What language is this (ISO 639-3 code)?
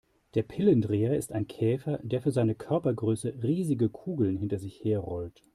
deu